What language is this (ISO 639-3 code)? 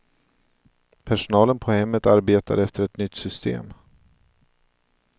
swe